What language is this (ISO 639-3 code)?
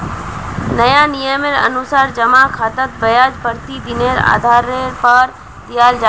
mag